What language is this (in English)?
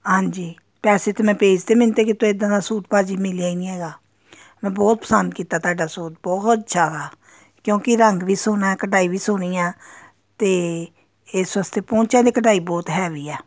Punjabi